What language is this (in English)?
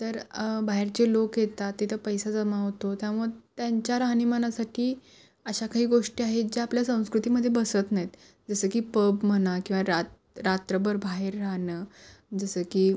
Marathi